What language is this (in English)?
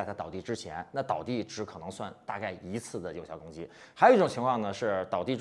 Chinese